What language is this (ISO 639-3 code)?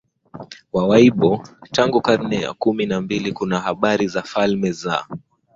swa